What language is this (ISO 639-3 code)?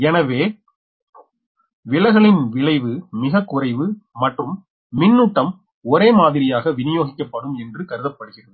tam